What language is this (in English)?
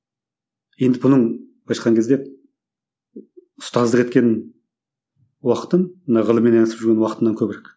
Kazakh